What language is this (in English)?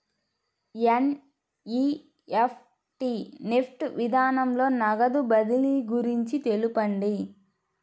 Telugu